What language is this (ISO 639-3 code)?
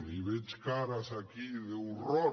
cat